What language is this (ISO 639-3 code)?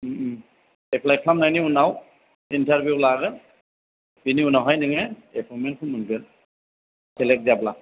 brx